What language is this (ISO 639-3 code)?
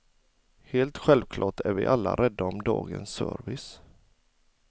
swe